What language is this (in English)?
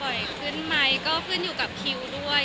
Thai